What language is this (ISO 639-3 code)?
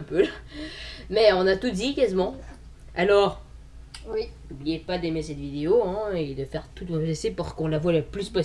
fra